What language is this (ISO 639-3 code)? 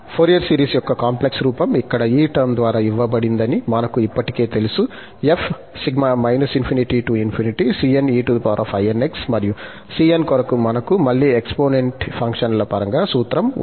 tel